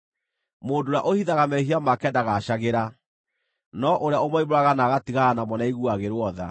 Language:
Kikuyu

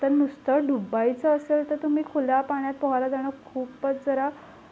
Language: Marathi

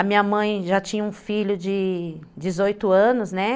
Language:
Portuguese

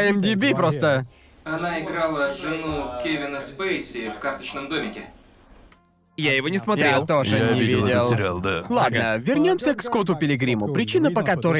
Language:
Russian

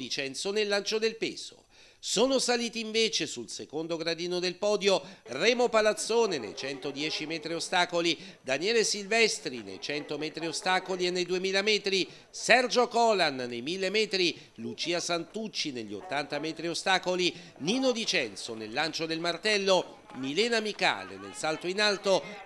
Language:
Italian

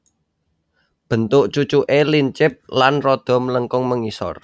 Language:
Javanese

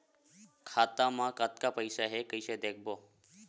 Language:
Chhattisgarhi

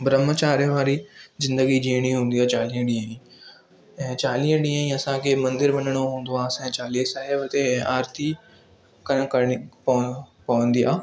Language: Sindhi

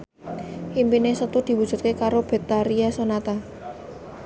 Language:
Javanese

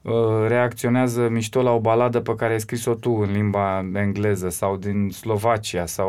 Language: Romanian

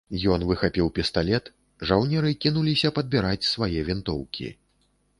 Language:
Belarusian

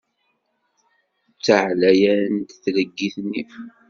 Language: Kabyle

